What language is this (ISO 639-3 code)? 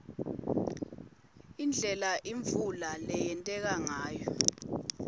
ssw